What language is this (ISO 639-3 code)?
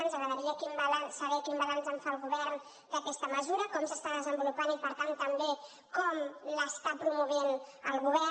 cat